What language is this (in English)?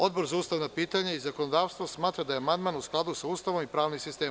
Serbian